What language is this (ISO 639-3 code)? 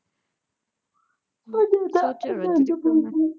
pan